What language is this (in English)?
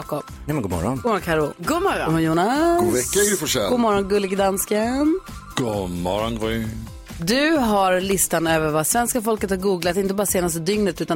Swedish